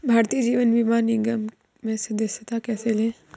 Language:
Hindi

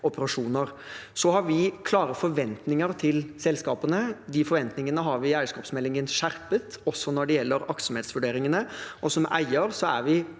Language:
Norwegian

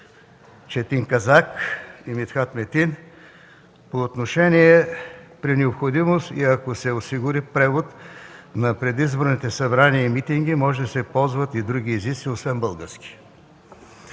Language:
Bulgarian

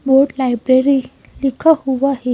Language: Hindi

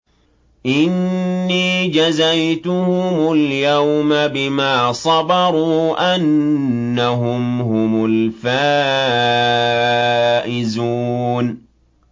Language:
Arabic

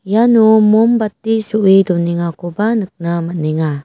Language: Garo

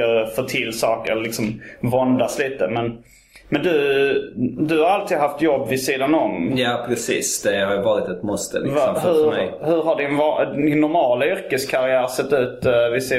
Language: Swedish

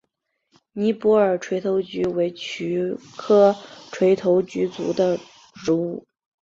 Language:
Chinese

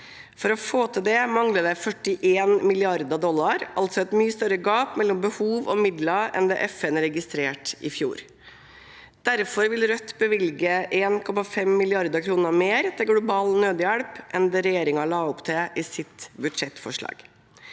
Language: Norwegian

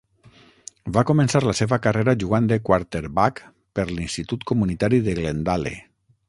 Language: Catalan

